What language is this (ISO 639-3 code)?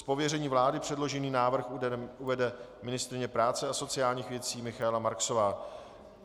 ces